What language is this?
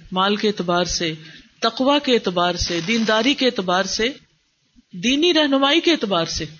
Urdu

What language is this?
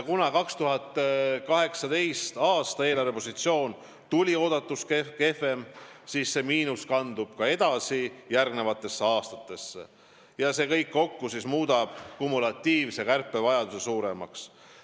Estonian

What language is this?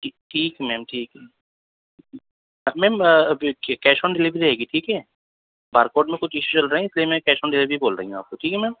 Urdu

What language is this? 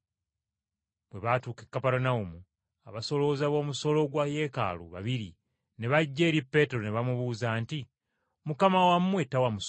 Ganda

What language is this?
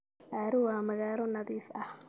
Somali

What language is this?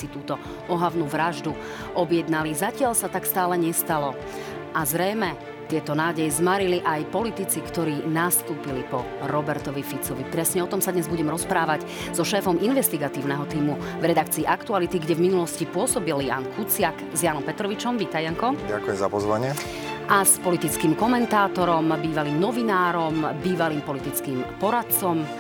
Slovak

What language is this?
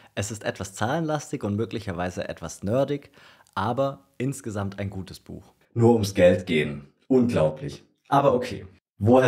German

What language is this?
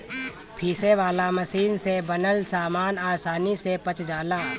Bhojpuri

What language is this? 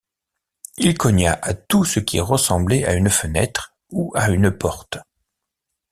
French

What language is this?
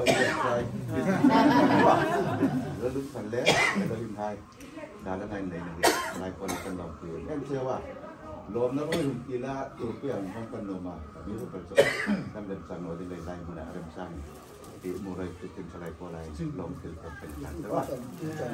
Thai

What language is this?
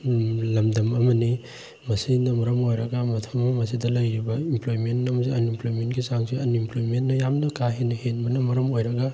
Manipuri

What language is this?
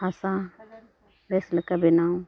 Santali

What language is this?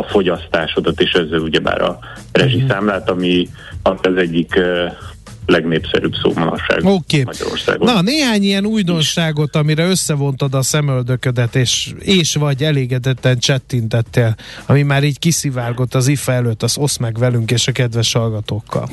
Hungarian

